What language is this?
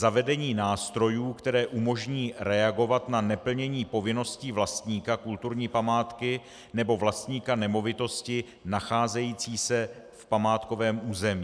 Czech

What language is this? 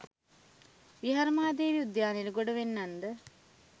Sinhala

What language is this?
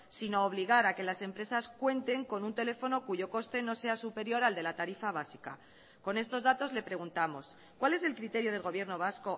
Spanish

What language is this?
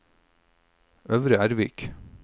Norwegian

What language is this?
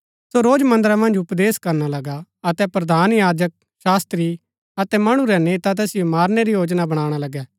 Gaddi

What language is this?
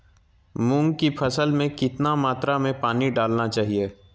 Magahi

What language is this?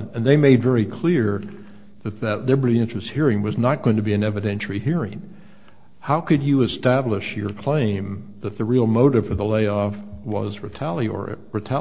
English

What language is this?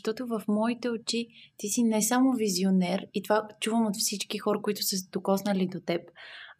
Bulgarian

